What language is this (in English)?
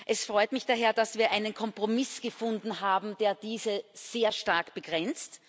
German